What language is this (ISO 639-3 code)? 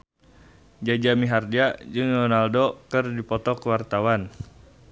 sun